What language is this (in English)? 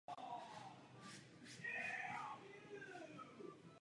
Czech